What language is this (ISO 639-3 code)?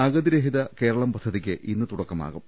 mal